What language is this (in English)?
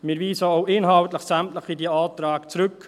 Swiss German